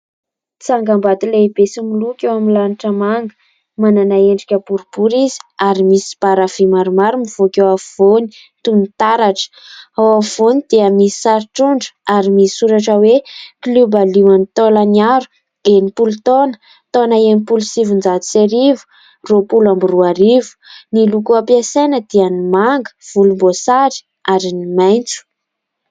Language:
Malagasy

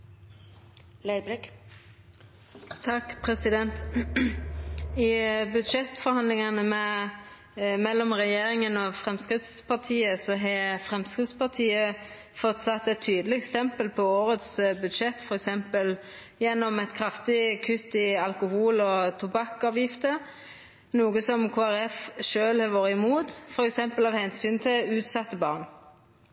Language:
Norwegian Nynorsk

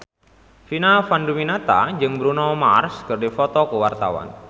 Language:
Sundanese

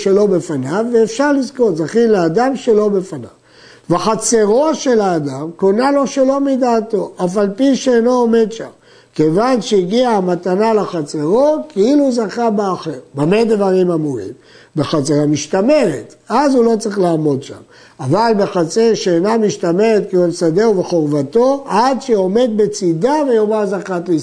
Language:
Hebrew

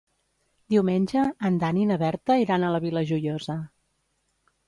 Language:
Catalan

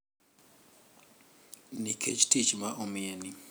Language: Luo (Kenya and Tanzania)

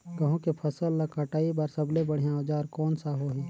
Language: Chhattisgarhi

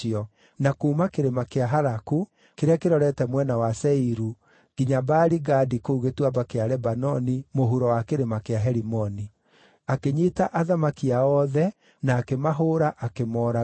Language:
Kikuyu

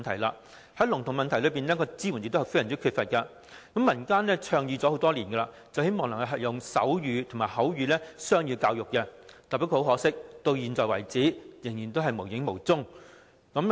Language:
Cantonese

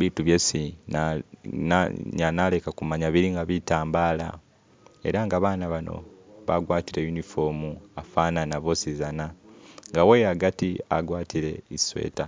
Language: Masaaba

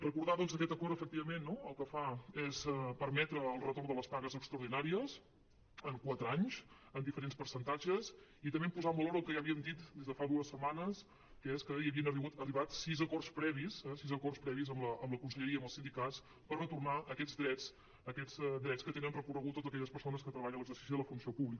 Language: Catalan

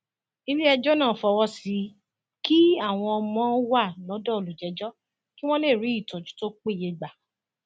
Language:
Yoruba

